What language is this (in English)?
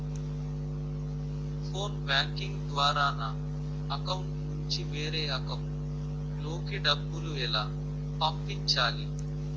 Telugu